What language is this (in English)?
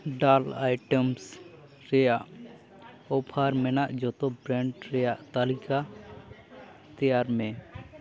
Santali